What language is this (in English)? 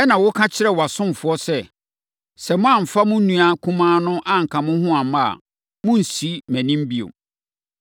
Akan